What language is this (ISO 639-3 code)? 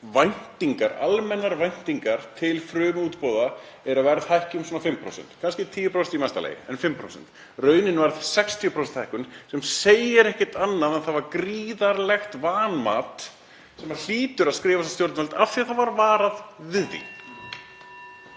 isl